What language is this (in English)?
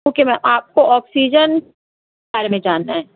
Urdu